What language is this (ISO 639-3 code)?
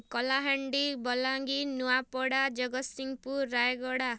ori